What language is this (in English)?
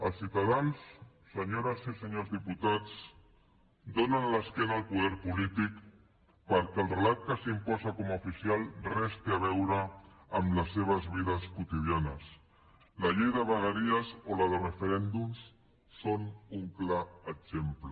Catalan